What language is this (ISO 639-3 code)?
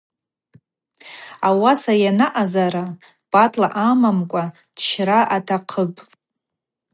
abq